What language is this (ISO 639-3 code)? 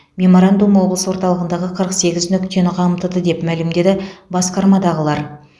kaz